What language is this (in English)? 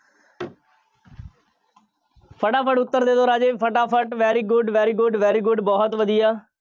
Punjabi